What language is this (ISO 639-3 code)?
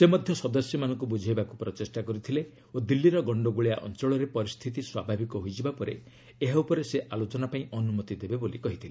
ori